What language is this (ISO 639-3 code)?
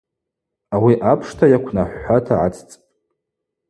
abq